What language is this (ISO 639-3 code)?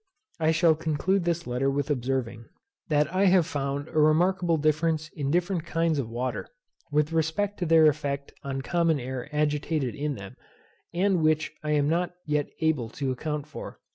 eng